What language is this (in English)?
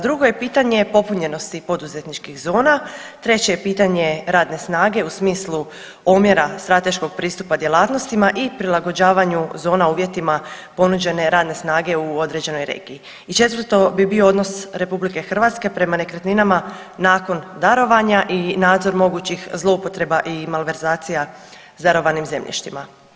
Croatian